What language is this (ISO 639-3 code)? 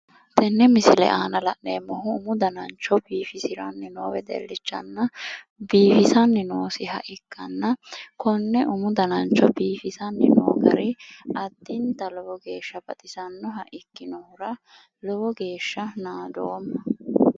sid